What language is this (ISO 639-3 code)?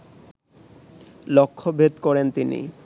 ben